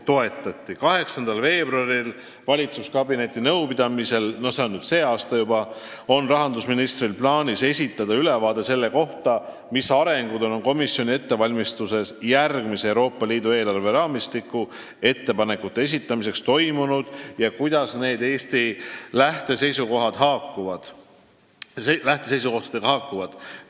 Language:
Estonian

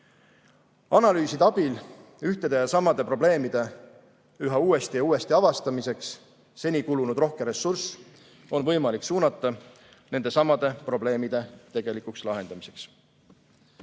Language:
Estonian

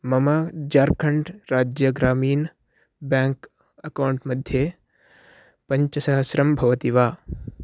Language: Sanskrit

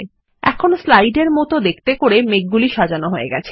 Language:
Bangla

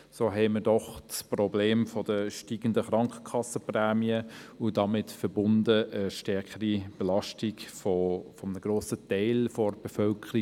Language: Swiss German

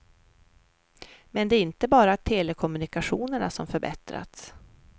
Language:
Swedish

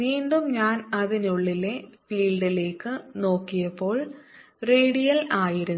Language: Malayalam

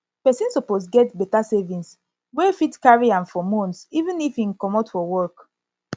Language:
Nigerian Pidgin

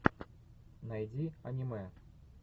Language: Russian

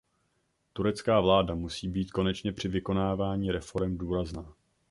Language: Czech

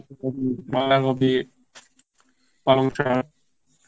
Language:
Bangla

